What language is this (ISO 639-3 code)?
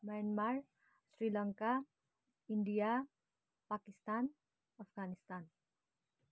nep